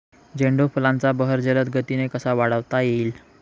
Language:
Marathi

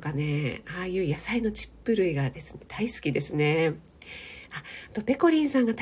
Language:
Japanese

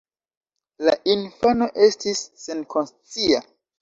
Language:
Esperanto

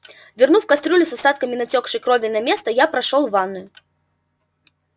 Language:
Russian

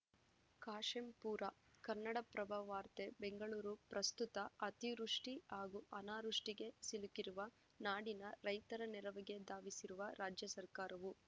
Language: Kannada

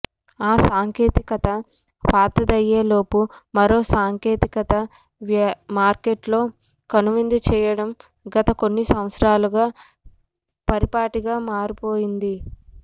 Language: Telugu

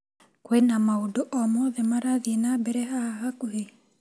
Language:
Kikuyu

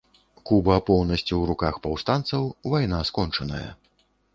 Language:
Belarusian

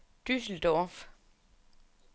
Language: Danish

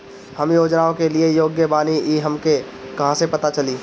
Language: Bhojpuri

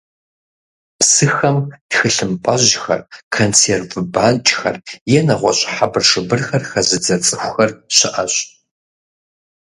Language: Kabardian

